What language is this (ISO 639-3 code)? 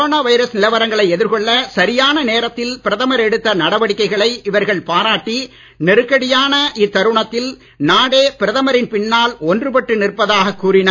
tam